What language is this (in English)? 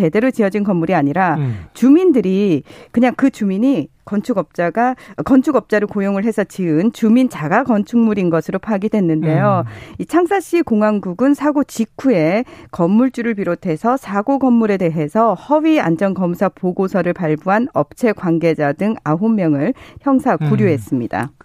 Korean